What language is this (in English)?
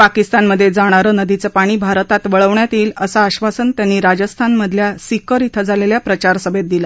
Marathi